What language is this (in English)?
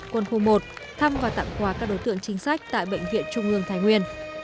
Vietnamese